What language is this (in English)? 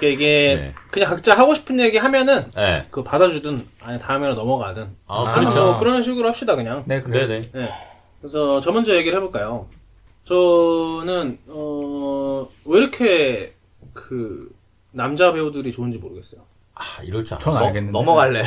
Korean